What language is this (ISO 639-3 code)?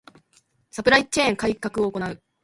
jpn